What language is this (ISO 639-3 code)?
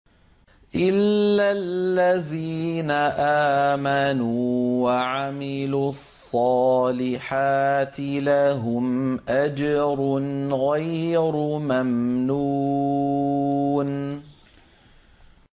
ara